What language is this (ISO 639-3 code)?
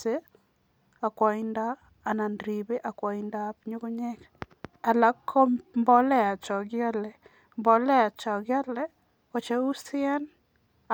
kln